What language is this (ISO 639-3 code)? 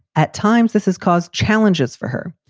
eng